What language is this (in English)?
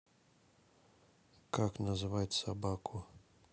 Russian